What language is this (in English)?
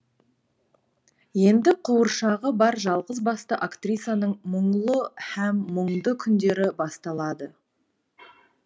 Kazakh